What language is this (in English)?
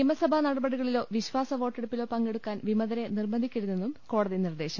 Malayalam